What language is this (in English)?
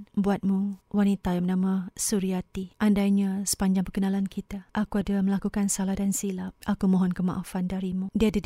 Malay